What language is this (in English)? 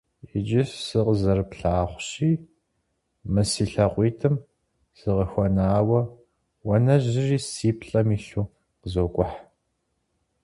Kabardian